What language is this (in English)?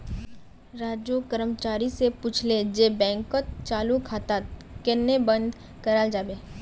Magahi